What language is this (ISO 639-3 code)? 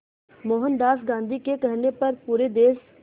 hin